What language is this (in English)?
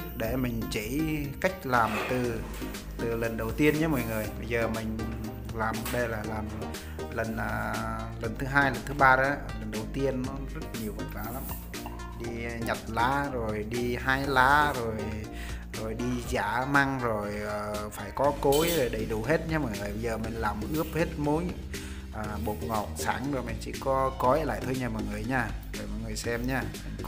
Vietnamese